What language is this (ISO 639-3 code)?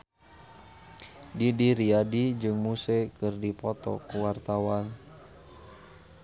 sun